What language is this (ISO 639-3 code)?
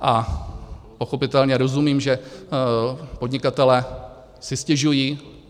ces